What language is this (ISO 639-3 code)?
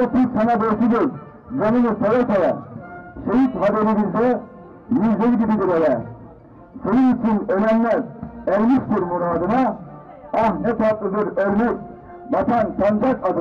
tur